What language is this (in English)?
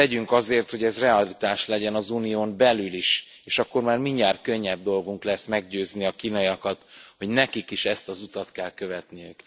Hungarian